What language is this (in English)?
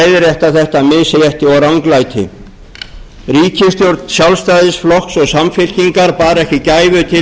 Icelandic